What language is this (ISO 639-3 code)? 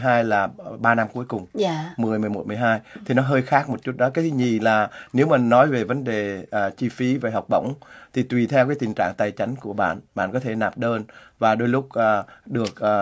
vie